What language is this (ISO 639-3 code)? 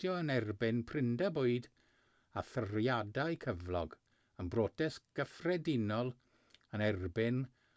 cym